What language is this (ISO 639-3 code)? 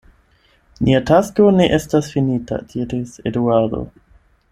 epo